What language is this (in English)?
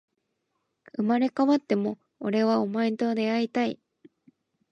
Japanese